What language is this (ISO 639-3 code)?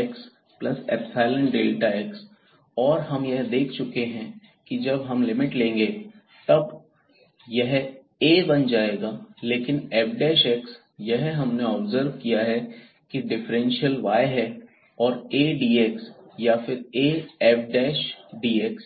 hin